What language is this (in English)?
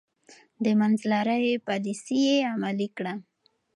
Pashto